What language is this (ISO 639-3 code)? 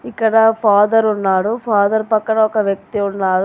tel